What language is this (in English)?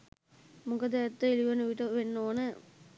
Sinhala